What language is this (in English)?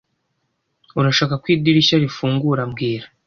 Kinyarwanda